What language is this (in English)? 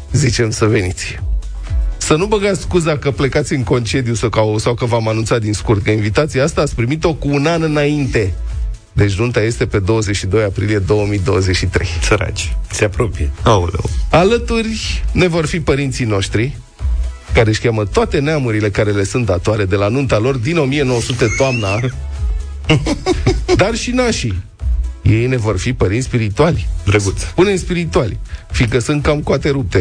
Romanian